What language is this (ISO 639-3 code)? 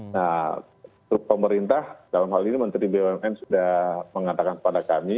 ind